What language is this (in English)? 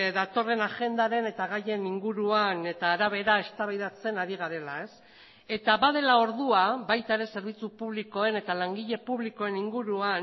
Basque